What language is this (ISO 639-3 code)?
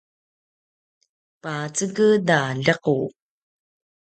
pwn